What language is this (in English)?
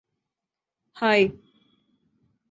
Malayalam